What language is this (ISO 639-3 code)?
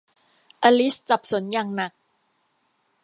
tha